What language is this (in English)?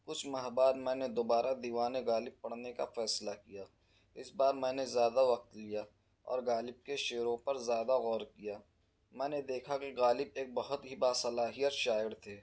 Urdu